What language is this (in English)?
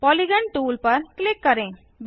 Hindi